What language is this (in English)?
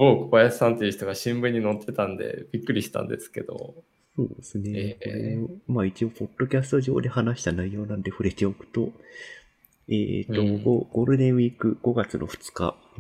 Japanese